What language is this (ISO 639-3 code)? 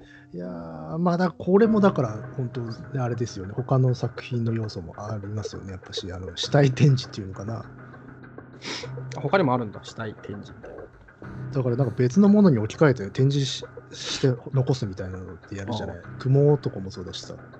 jpn